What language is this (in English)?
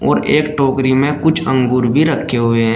Hindi